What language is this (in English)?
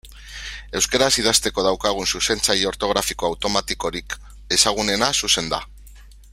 Basque